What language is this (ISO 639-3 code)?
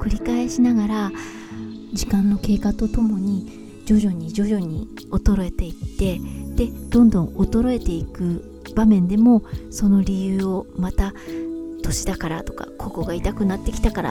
jpn